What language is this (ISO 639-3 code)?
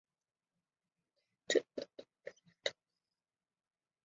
zho